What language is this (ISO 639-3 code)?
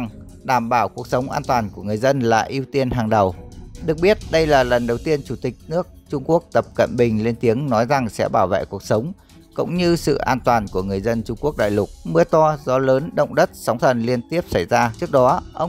vie